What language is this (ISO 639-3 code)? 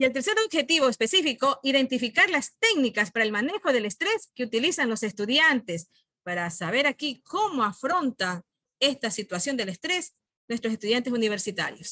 spa